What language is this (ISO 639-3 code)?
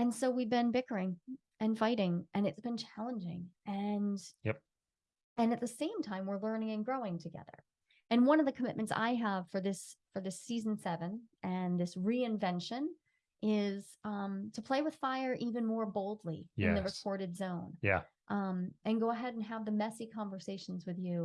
eng